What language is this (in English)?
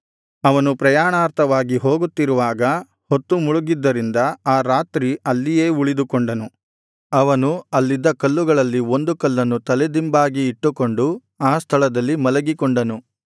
Kannada